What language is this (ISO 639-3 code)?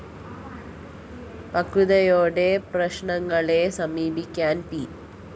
mal